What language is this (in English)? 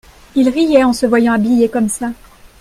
French